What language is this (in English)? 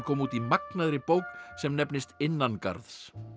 Icelandic